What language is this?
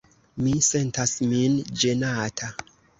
Esperanto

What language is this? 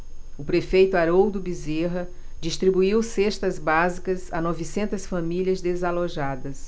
Portuguese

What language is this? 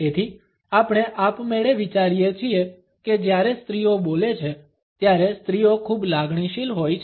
Gujarati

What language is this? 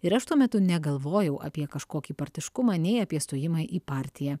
Lithuanian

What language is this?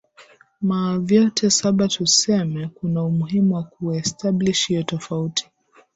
Swahili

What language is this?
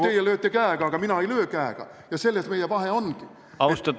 Estonian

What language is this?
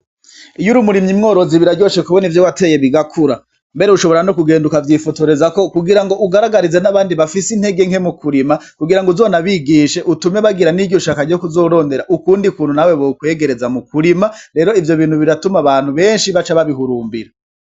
Rundi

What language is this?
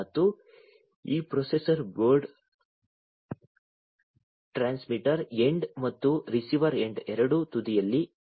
Kannada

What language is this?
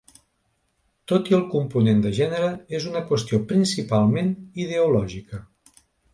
Catalan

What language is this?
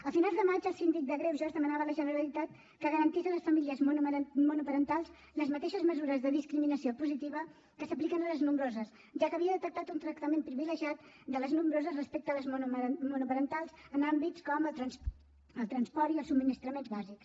Catalan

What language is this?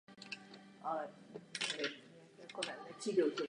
Czech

